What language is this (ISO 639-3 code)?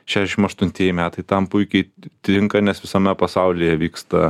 lit